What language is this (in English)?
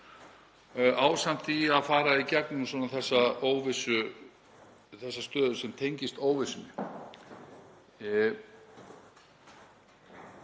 Icelandic